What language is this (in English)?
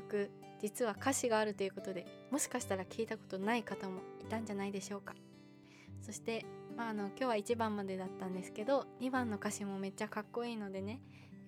Japanese